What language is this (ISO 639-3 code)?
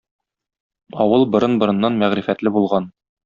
tat